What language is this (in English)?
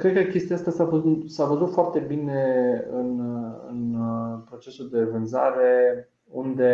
Romanian